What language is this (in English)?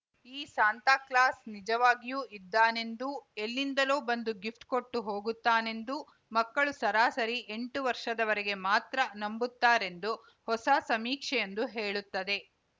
Kannada